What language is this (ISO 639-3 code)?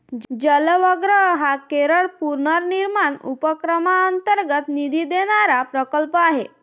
mar